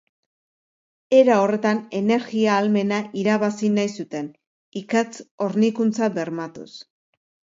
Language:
Basque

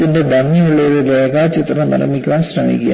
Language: Malayalam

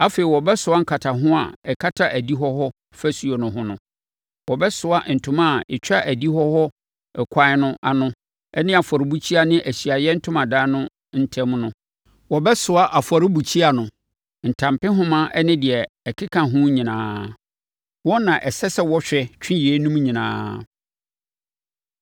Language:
Akan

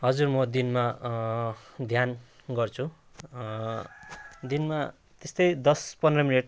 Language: Nepali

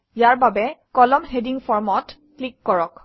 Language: Assamese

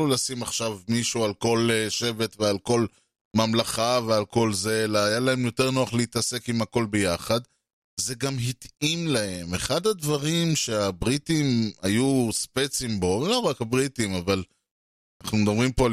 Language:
Hebrew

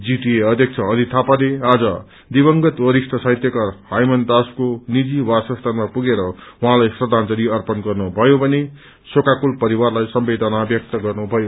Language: Nepali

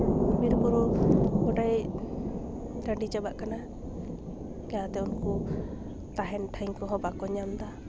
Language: Santali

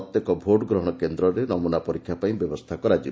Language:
Odia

